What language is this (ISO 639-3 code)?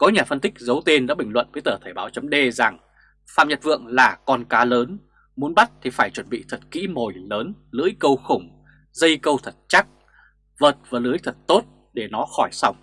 vie